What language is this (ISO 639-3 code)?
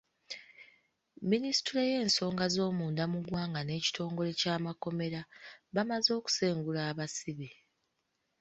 lug